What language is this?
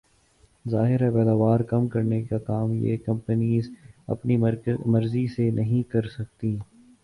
Urdu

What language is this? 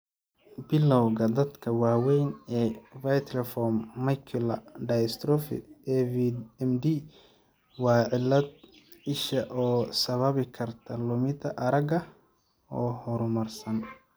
Somali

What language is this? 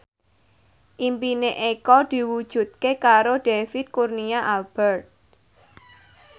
Javanese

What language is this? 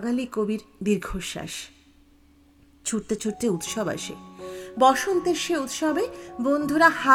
Bangla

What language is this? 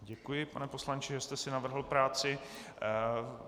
Czech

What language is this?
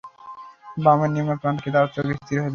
Bangla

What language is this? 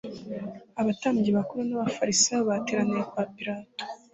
Kinyarwanda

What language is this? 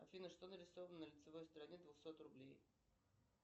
Russian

